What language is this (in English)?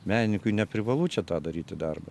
Lithuanian